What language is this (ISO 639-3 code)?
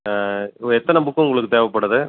tam